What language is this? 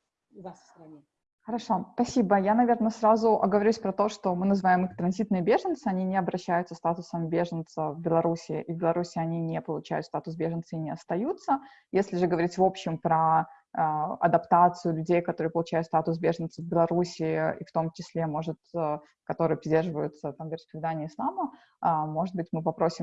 Russian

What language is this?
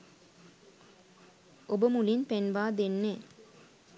Sinhala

